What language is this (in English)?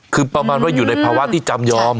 Thai